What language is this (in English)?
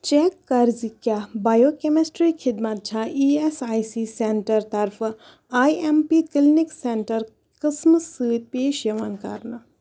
Kashmiri